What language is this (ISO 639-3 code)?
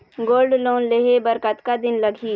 hne